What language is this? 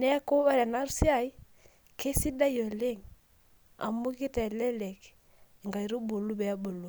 Masai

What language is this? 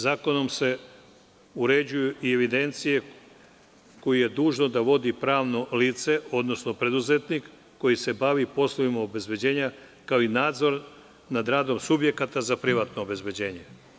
Serbian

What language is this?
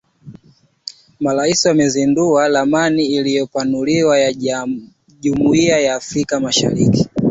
Swahili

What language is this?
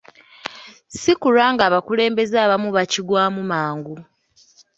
Ganda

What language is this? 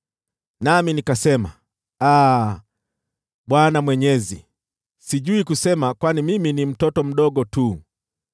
Swahili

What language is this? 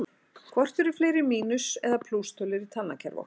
Icelandic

